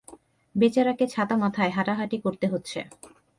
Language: Bangla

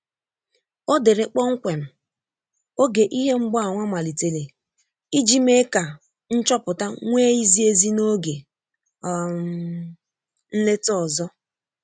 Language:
Igbo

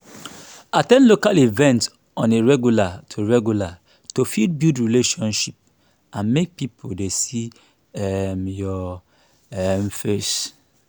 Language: Nigerian Pidgin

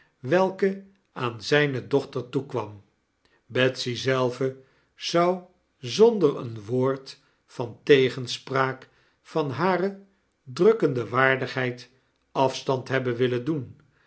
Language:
Dutch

